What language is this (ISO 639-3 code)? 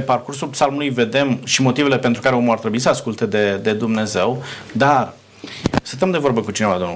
ron